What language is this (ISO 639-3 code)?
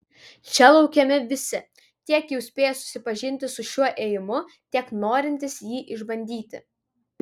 lit